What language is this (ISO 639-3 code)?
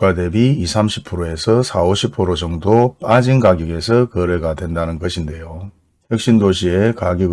kor